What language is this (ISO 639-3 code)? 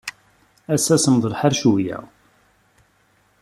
kab